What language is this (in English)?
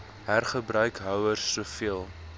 Afrikaans